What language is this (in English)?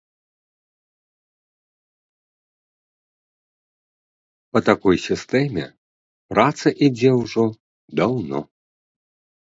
Belarusian